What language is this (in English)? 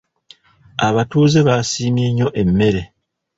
Ganda